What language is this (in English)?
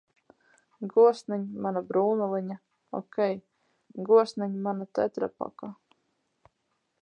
Latvian